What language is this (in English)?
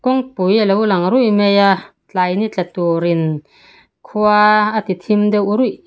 Mizo